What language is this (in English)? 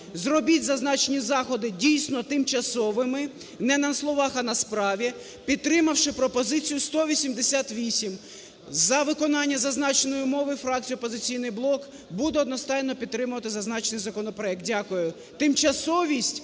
Ukrainian